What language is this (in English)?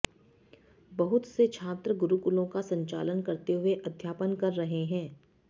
Sanskrit